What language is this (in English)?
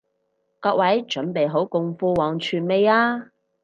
Cantonese